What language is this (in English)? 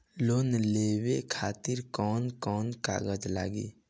Bhojpuri